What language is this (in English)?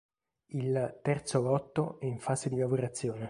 Italian